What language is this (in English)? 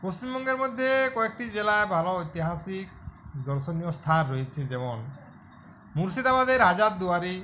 Bangla